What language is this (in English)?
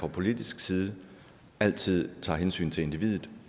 Danish